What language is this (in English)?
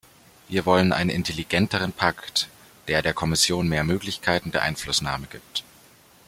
German